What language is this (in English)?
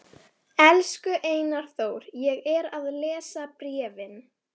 Icelandic